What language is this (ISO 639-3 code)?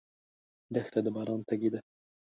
pus